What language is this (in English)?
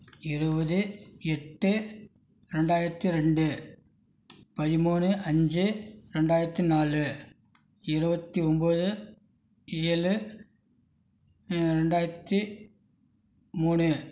Tamil